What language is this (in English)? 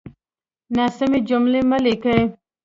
Pashto